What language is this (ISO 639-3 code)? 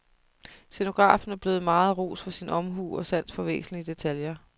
dan